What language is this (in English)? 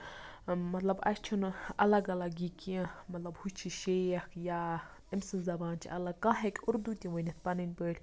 Kashmiri